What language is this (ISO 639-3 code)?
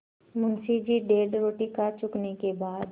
hin